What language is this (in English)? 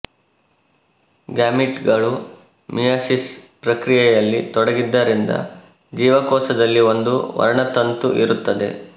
Kannada